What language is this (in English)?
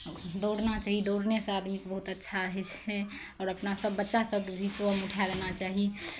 Maithili